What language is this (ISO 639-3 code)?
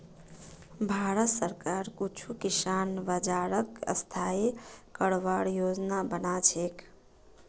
mag